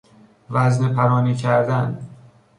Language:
Persian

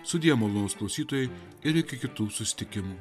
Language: Lithuanian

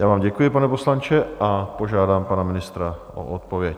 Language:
Czech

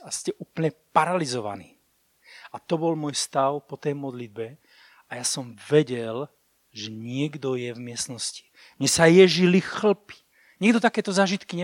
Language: Slovak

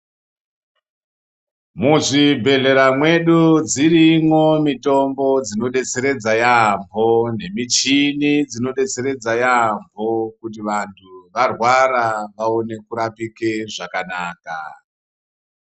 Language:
Ndau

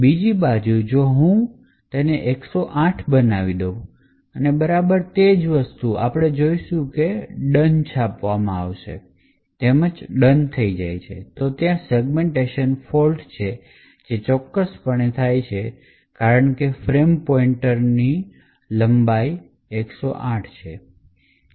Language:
Gujarati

